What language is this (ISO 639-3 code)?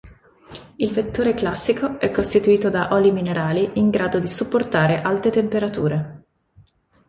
ita